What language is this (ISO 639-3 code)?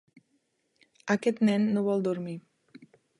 cat